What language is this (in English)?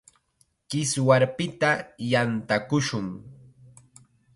Chiquián Ancash Quechua